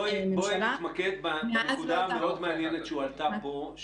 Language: Hebrew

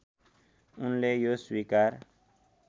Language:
Nepali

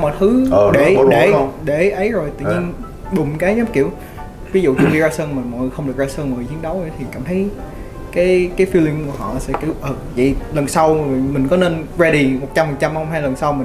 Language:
Vietnamese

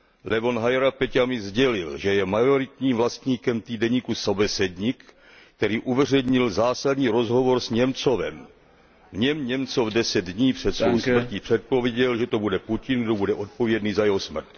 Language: Czech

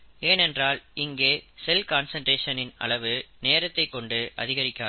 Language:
Tamil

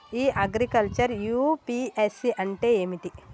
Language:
Telugu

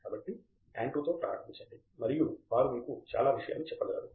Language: Telugu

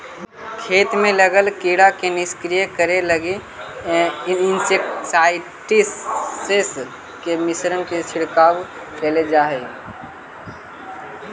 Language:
Magahi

